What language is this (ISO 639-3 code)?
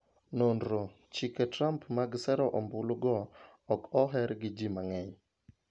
luo